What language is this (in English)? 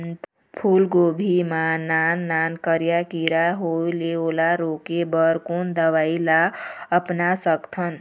Chhattisgarhi